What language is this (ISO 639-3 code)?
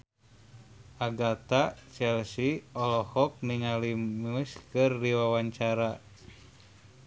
sun